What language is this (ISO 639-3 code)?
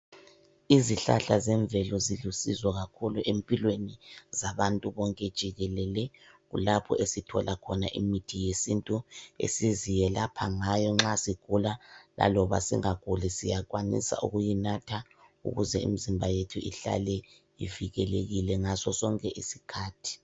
nde